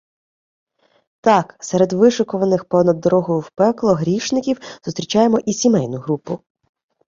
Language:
Ukrainian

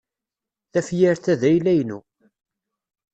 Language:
Kabyle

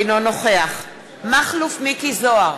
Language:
Hebrew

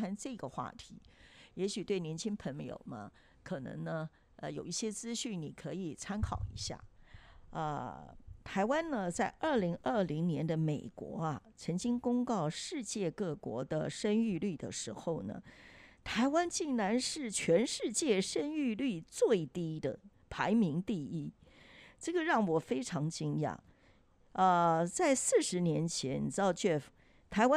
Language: Chinese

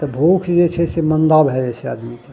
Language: Maithili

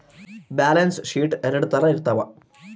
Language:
Kannada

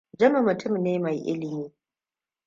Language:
Hausa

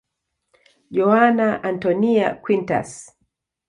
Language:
Swahili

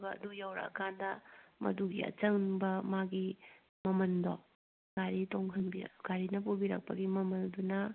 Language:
Manipuri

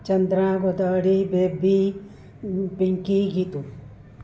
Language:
Sindhi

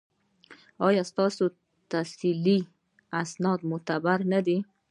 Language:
Pashto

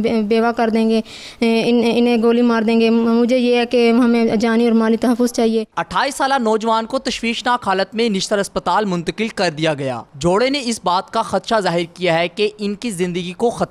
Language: Italian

